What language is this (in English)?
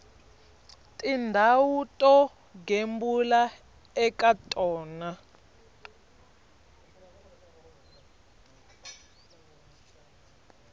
Tsonga